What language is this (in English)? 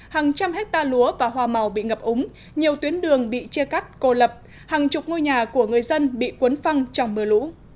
Vietnamese